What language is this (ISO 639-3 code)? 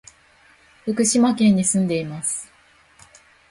jpn